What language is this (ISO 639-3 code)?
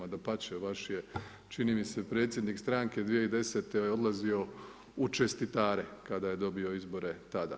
hrv